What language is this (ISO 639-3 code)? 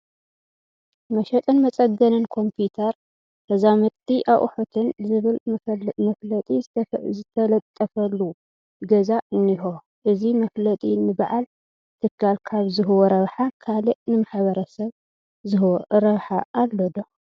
tir